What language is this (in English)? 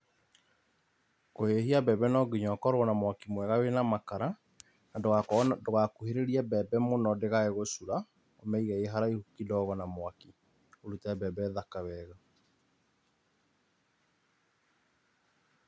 Kikuyu